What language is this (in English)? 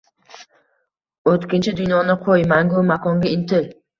Uzbek